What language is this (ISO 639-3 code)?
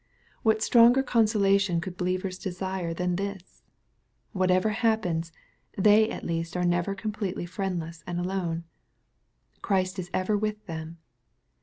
eng